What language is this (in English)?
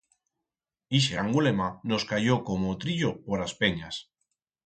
Aragonese